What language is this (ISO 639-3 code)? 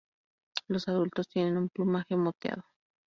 spa